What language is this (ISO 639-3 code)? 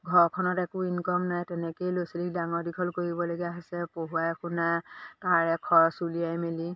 asm